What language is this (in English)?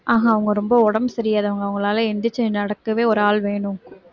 Tamil